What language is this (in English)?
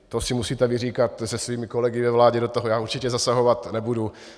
Czech